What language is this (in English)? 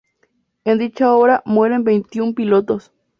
Spanish